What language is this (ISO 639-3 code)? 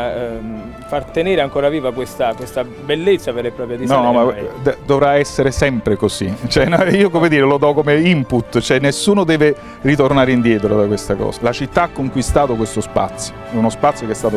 ita